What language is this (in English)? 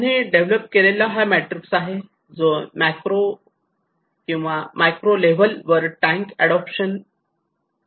Marathi